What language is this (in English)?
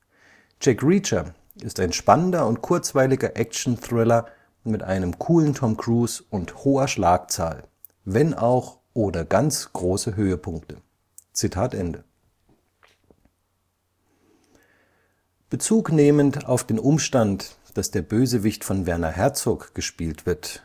German